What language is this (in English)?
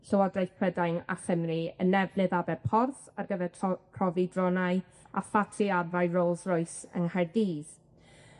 Welsh